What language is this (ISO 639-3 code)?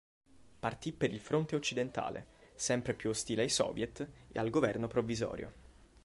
ita